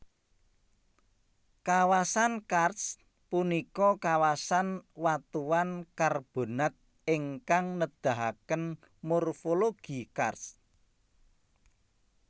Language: Javanese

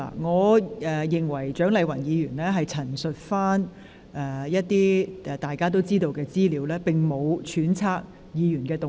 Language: Cantonese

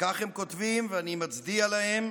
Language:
Hebrew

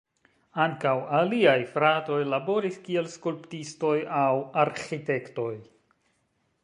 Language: Esperanto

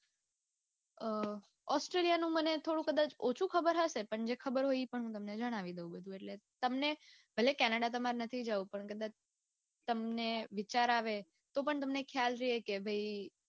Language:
Gujarati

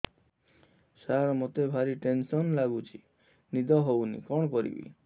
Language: Odia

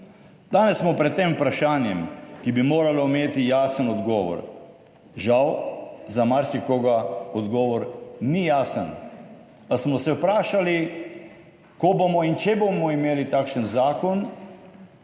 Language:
Slovenian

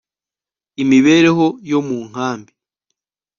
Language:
Kinyarwanda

